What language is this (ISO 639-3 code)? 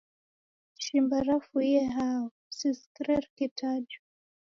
dav